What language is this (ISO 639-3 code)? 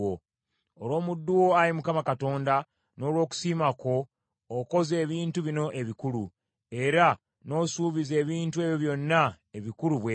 lug